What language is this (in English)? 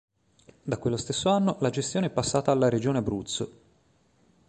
Italian